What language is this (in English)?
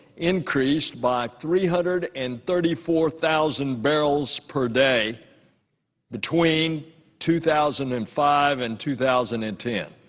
English